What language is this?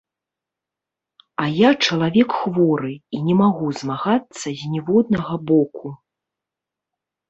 Belarusian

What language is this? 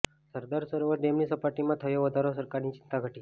Gujarati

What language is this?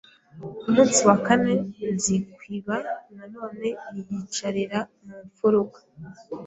Kinyarwanda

